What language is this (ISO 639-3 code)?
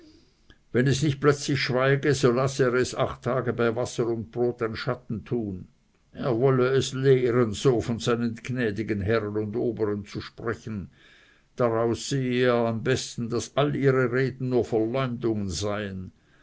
deu